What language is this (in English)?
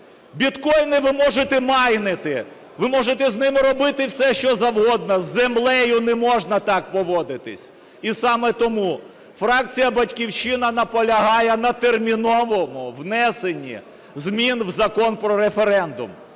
Ukrainian